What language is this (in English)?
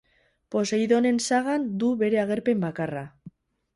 Basque